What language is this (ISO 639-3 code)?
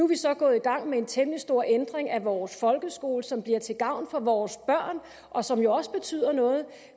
dan